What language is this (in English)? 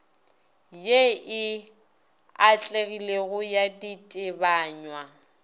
Northern Sotho